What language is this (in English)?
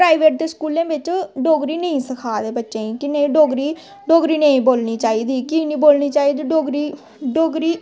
Dogri